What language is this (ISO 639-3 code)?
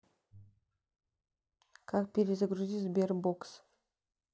rus